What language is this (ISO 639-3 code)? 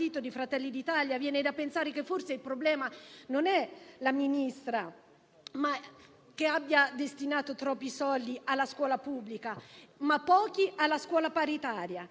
ita